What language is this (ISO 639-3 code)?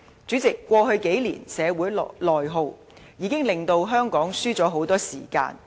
yue